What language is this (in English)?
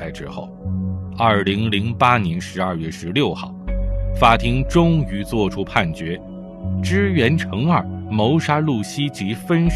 Chinese